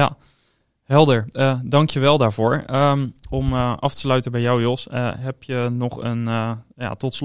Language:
Dutch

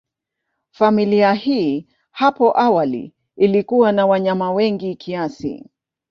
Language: Swahili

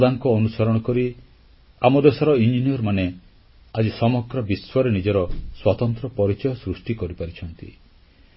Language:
Odia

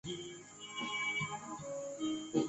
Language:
Chinese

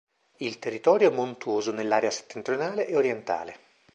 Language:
Italian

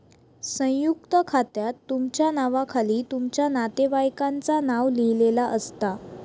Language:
Marathi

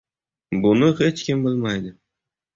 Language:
Uzbek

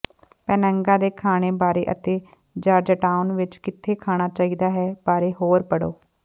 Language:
Punjabi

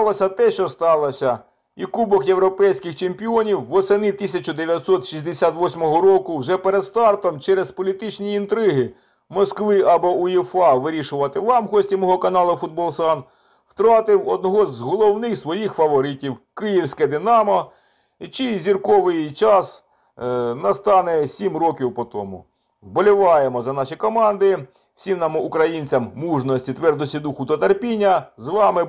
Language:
Ukrainian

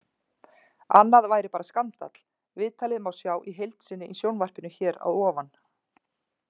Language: Icelandic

